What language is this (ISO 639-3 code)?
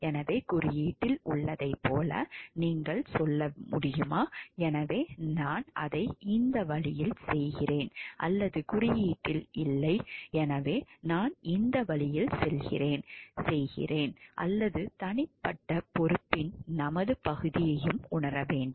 tam